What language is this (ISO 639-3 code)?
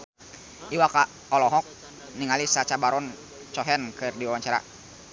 sun